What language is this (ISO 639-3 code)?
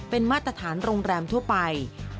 tha